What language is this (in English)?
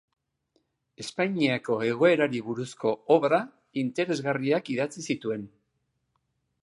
Basque